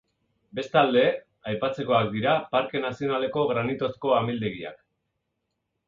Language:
Basque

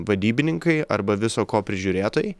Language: Lithuanian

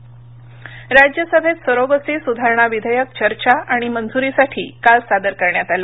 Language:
Marathi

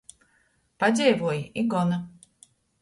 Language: Latgalian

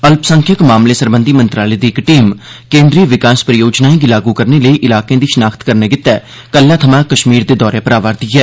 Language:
Dogri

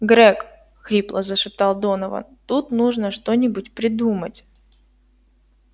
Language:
Russian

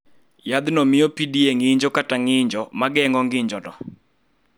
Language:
Luo (Kenya and Tanzania)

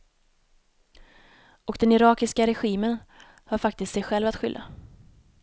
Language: Swedish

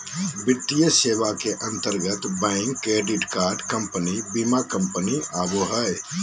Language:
Magahi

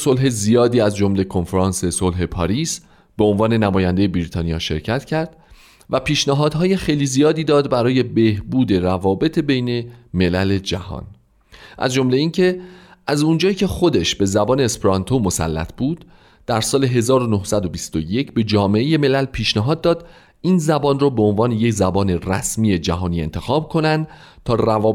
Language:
Persian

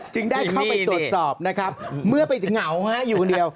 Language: Thai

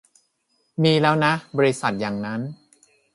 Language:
Thai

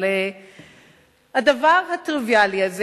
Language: Hebrew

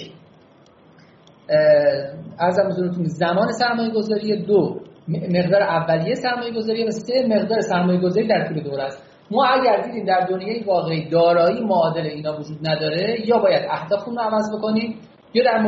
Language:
Persian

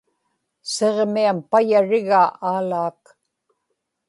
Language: Inupiaq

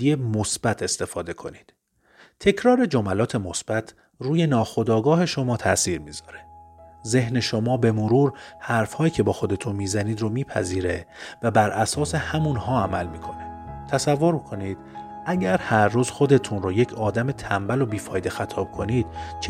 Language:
Persian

